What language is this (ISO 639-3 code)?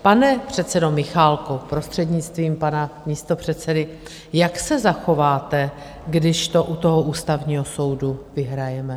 ces